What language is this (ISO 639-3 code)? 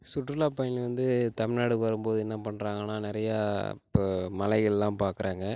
tam